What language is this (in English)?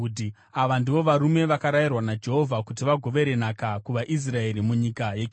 Shona